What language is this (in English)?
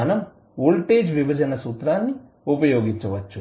Telugu